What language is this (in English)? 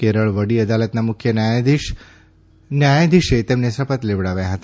Gujarati